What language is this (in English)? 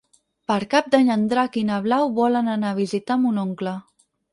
Catalan